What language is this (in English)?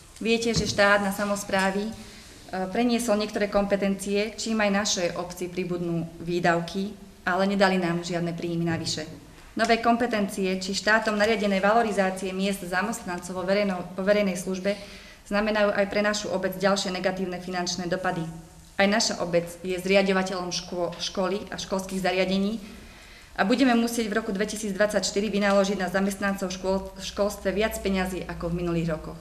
Slovak